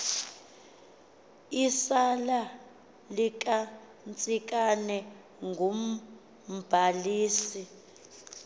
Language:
Xhosa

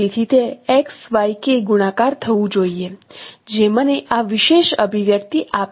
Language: Gujarati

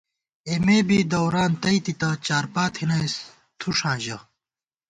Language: Gawar-Bati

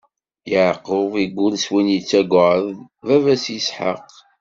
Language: Kabyle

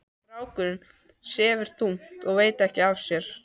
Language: Icelandic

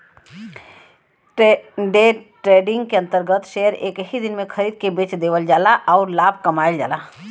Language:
Bhojpuri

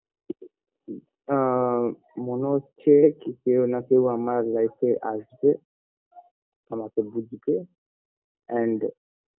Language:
Bangla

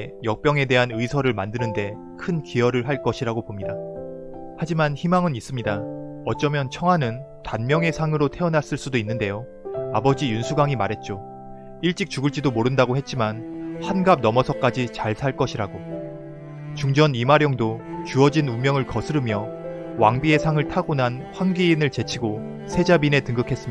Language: Korean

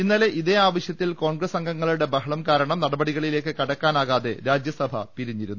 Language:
Malayalam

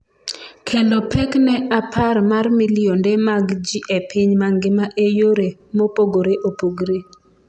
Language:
Luo (Kenya and Tanzania)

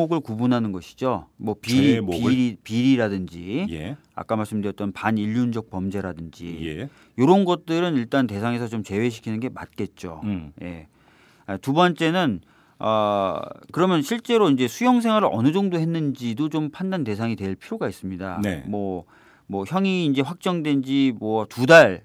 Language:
Korean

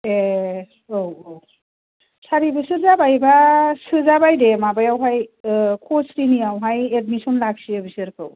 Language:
Bodo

